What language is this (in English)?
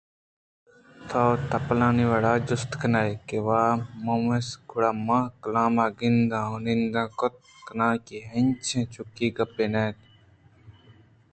Eastern Balochi